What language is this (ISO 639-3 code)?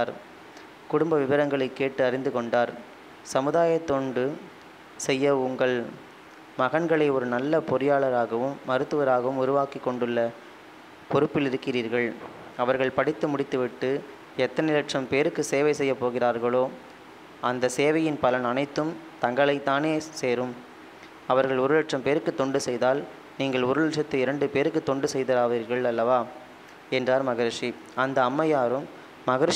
tam